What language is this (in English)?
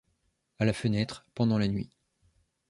French